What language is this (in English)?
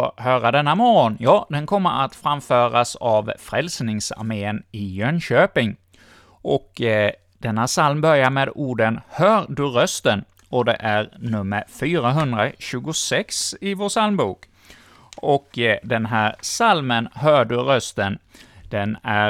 Swedish